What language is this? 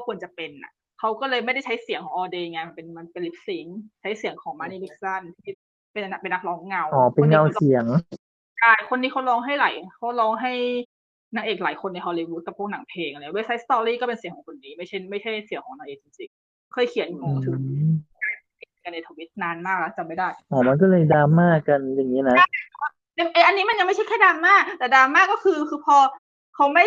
Thai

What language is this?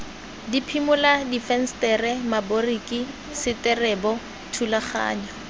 Tswana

